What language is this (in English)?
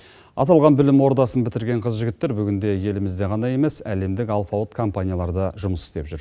Kazakh